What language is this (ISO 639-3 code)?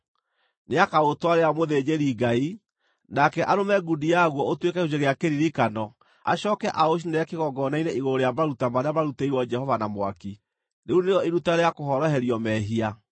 kik